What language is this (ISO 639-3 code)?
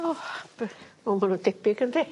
cym